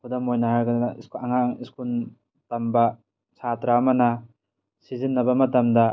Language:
Manipuri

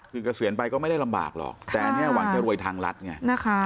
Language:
Thai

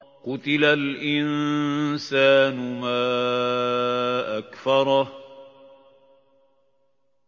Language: Arabic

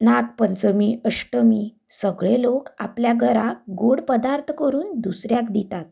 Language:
Konkani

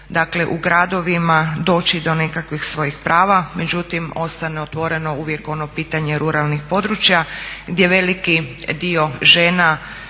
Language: Croatian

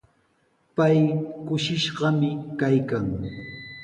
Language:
Sihuas Ancash Quechua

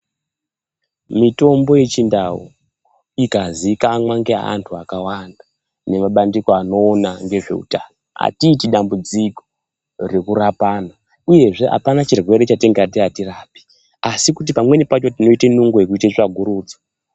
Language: Ndau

